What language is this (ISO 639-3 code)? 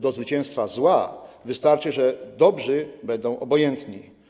pol